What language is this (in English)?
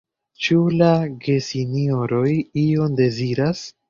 Esperanto